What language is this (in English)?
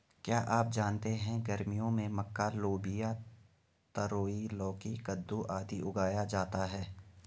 Hindi